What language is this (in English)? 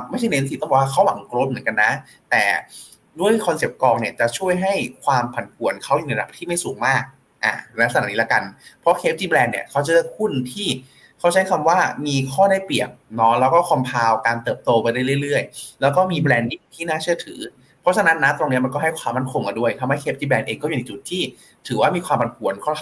Thai